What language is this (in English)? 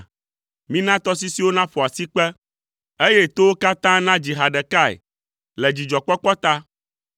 Ewe